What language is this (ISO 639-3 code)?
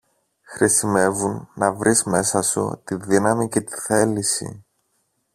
ell